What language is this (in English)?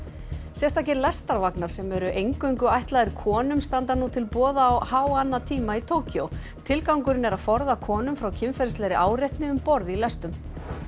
Icelandic